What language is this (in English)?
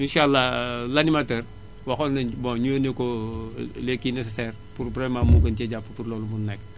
Wolof